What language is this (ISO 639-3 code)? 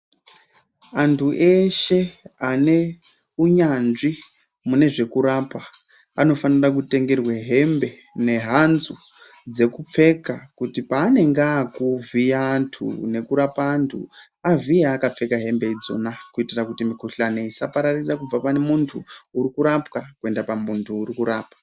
ndc